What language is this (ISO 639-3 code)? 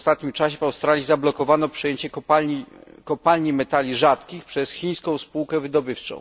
pol